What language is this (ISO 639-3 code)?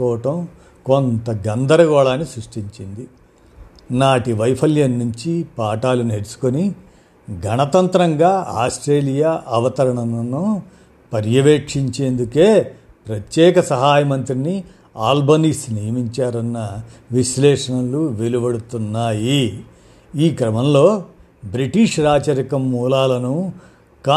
tel